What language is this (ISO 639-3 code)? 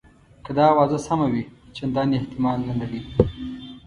pus